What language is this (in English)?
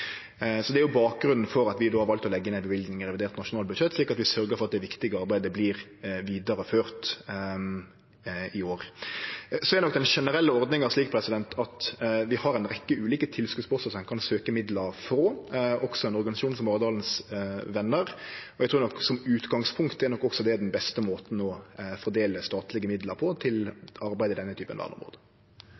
Norwegian Nynorsk